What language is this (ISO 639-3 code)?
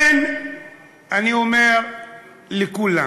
heb